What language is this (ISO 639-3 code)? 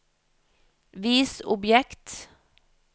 nor